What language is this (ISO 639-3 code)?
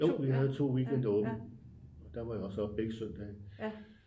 dan